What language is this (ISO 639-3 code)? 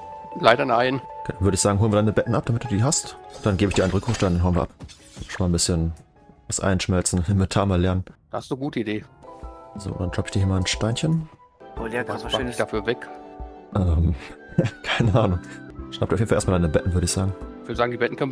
deu